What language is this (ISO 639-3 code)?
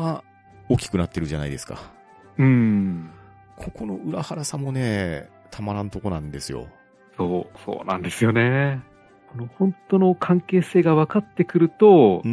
jpn